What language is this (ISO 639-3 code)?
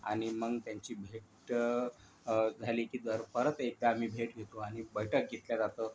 mar